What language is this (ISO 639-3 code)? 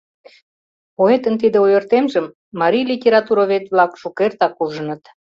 chm